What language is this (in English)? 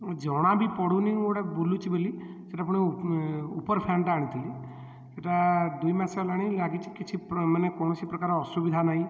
Odia